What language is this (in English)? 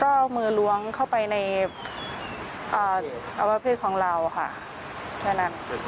Thai